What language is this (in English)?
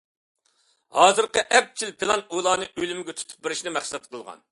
Uyghur